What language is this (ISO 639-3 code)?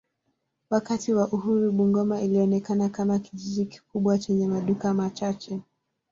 swa